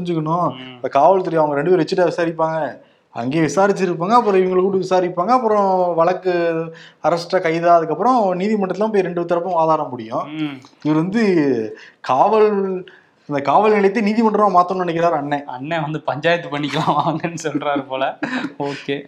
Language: Tamil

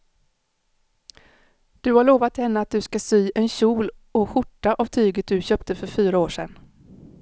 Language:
Swedish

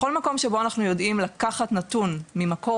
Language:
Hebrew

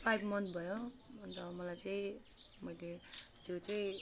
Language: Nepali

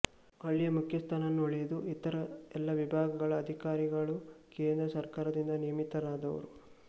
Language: Kannada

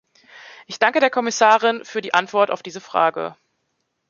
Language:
German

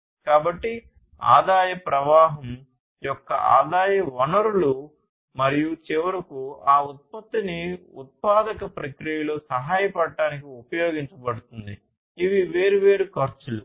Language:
Telugu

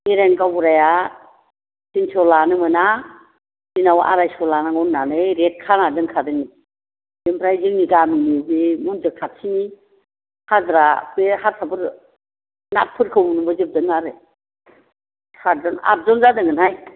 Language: Bodo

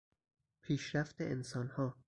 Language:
Persian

